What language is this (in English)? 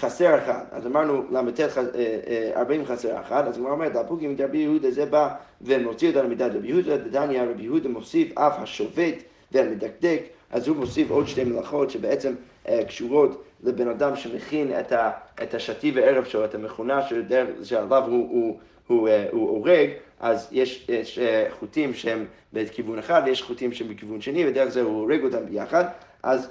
Hebrew